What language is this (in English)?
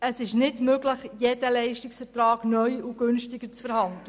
Swiss German